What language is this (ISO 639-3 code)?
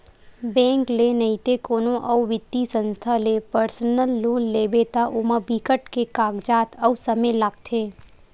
hne